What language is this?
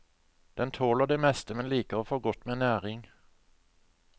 Norwegian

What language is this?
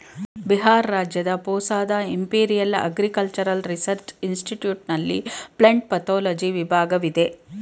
Kannada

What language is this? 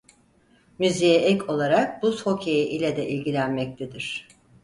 Turkish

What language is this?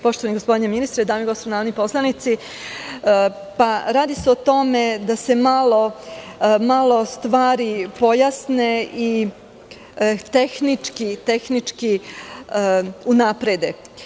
Serbian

